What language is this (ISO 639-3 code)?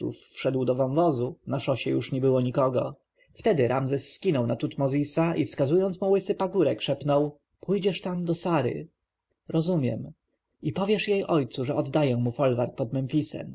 pol